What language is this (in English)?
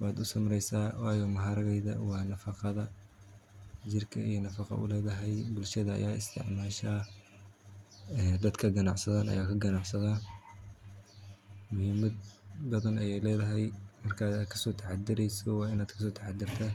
Somali